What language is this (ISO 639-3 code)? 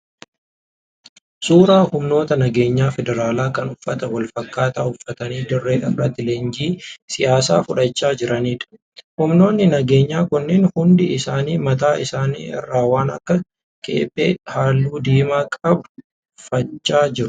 orm